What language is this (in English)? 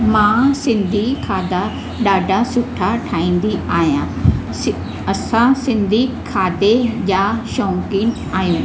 Sindhi